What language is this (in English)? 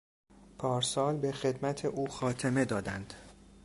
Persian